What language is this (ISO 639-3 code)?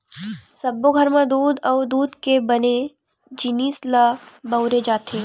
hne